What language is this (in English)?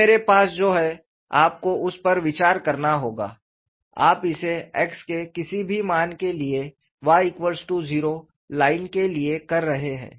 Hindi